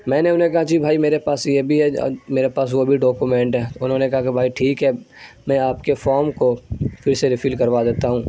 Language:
Urdu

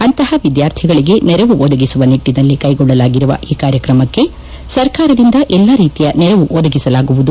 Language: Kannada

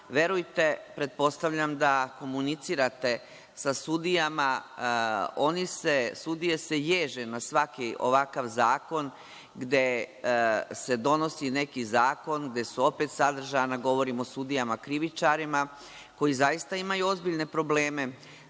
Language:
Serbian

